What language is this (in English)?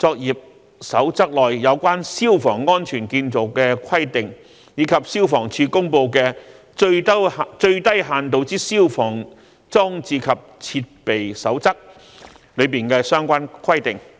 Cantonese